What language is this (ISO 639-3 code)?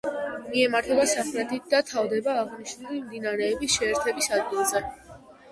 kat